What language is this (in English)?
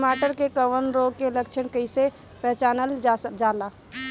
Bhojpuri